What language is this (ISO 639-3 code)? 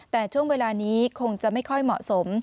tha